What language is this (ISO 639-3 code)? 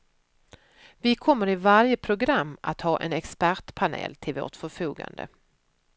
swe